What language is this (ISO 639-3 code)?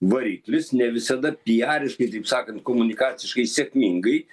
lit